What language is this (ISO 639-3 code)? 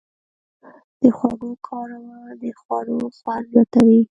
pus